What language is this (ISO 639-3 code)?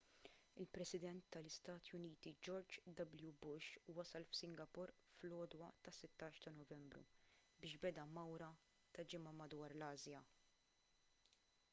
mlt